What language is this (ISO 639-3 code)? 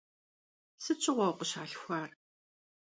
kbd